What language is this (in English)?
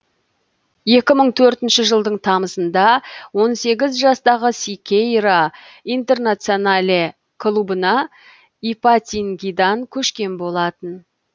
Kazakh